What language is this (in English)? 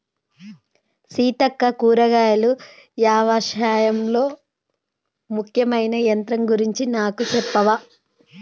Telugu